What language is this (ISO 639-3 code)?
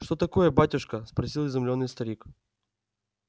rus